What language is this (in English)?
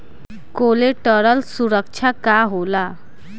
Bhojpuri